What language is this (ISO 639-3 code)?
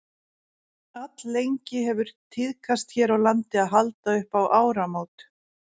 isl